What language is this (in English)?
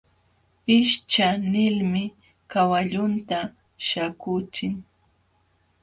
Jauja Wanca Quechua